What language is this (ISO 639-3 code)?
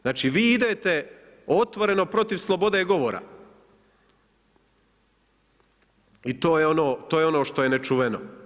hrv